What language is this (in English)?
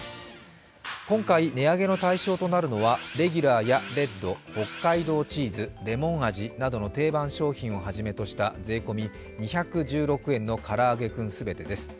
Japanese